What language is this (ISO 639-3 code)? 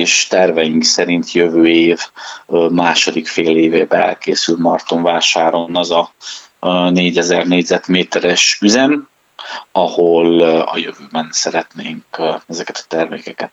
hun